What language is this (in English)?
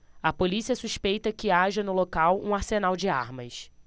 Portuguese